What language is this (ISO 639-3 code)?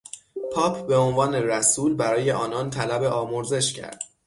fas